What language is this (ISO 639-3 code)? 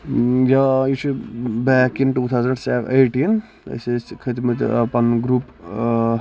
kas